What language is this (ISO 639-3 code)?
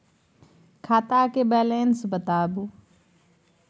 mai